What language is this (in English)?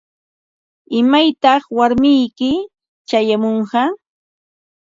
Ambo-Pasco Quechua